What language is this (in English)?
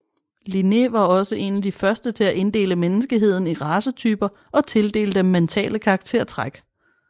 Danish